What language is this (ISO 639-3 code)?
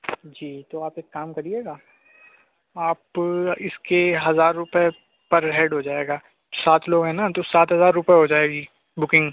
urd